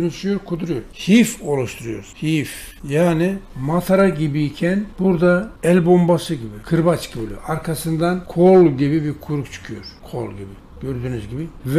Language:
Turkish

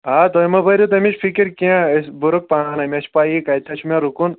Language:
Kashmiri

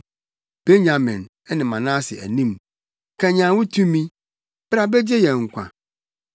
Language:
Akan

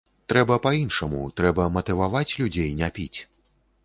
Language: Belarusian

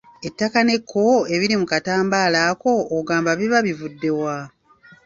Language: Ganda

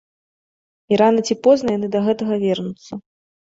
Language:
Belarusian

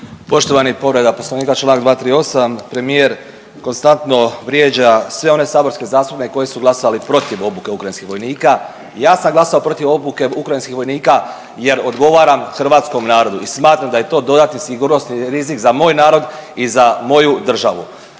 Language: Croatian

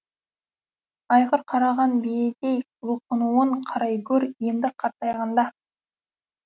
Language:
Kazakh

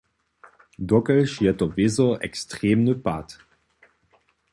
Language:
Upper Sorbian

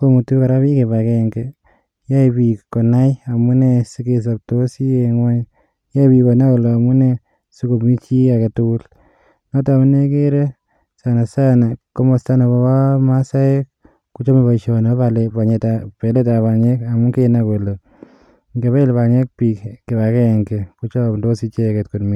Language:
Kalenjin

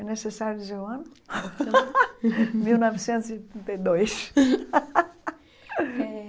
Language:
Portuguese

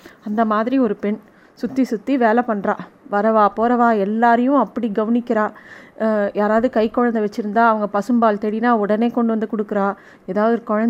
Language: Tamil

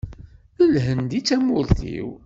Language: Kabyle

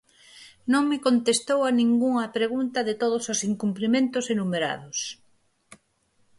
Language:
Galician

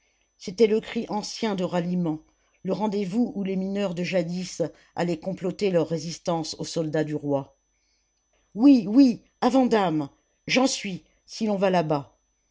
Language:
French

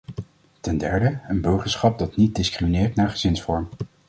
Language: Dutch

